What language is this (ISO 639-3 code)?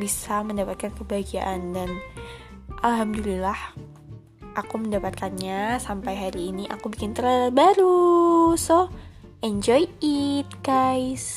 ind